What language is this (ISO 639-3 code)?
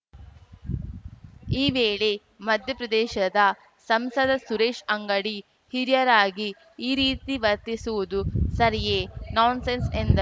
kan